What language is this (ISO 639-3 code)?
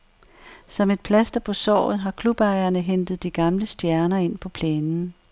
dan